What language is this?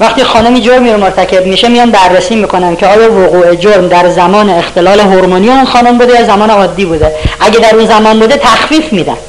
Persian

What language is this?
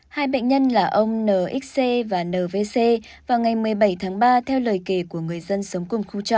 Vietnamese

